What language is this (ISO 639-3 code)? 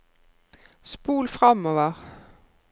nor